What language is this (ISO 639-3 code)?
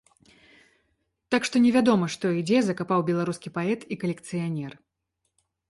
bel